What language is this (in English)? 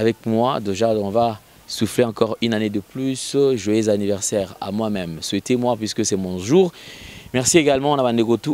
French